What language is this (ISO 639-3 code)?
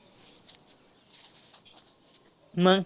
mar